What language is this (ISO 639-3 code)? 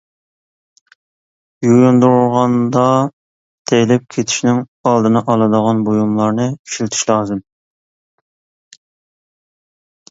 uig